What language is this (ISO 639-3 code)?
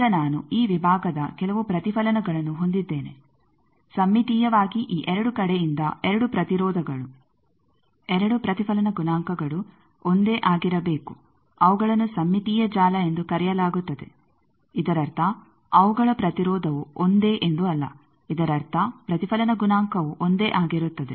kan